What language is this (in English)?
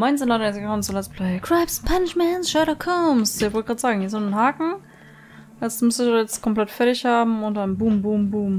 German